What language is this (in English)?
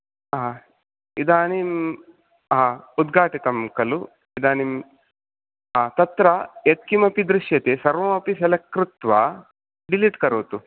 Sanskrit